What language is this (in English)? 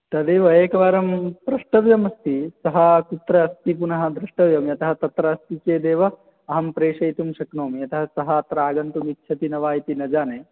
Sanskrit